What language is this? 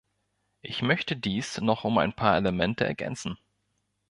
German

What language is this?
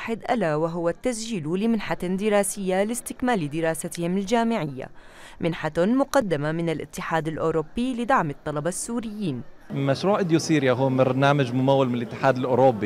Arabic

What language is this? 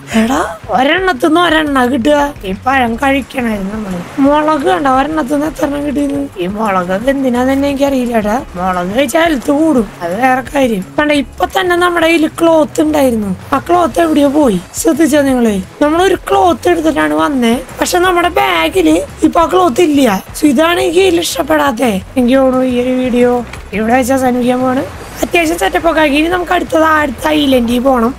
Malayalam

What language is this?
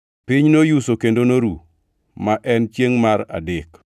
Luo (Kenya and Tanzania)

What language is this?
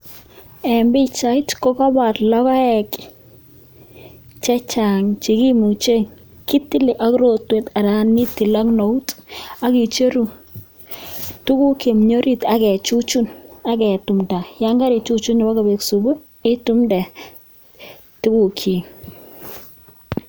Kalenjin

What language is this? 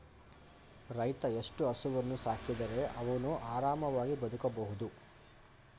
Kannada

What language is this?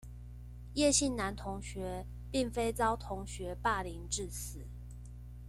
Chinese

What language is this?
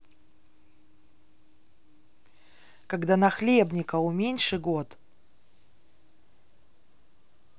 Russian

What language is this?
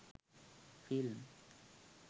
Sinhala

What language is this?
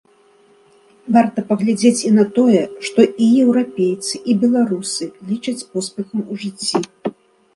Belarusian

